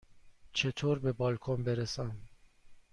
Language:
Persian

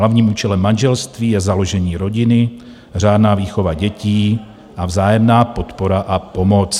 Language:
Czech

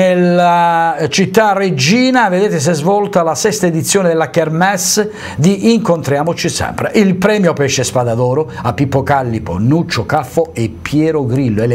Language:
Italian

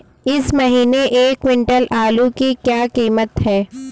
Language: Hindi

